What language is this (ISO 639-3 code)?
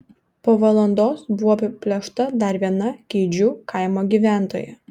lit